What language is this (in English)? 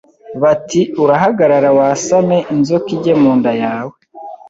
Kinyarwanda